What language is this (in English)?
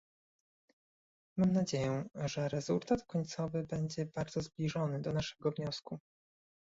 Polish